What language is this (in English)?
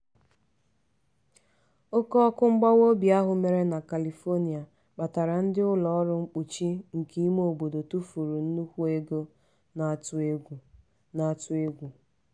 Igbo